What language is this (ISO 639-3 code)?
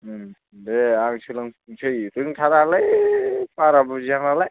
brx